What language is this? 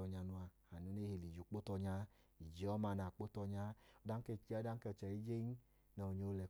Idoma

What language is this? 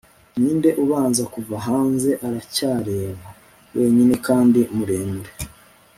Kinyarwanda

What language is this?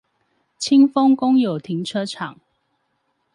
Chinese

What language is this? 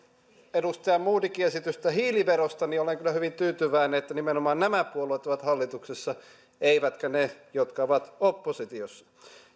Finnish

